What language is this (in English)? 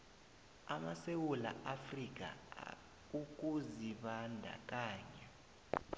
South Ndebele